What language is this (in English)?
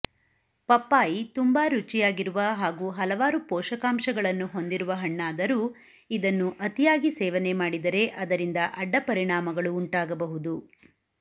Kannada